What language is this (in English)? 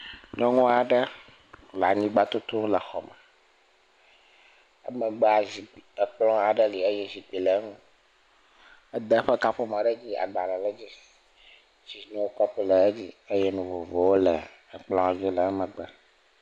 Ewe